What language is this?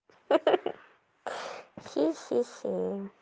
Russian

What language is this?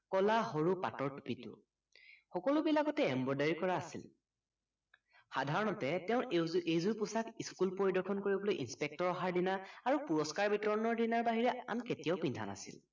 Assamese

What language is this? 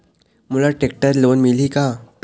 Chhattisgarhi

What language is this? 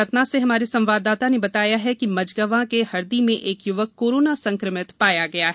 Hindi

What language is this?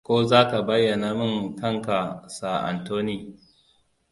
Hausa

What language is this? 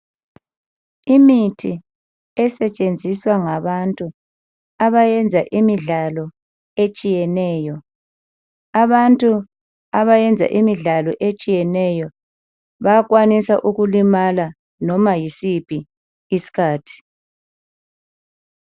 North Ndebele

